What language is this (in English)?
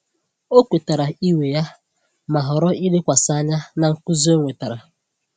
Igbo